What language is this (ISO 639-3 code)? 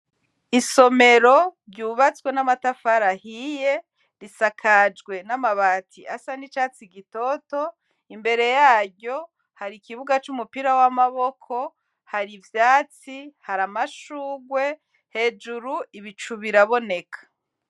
run